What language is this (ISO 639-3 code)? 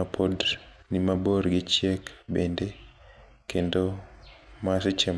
luo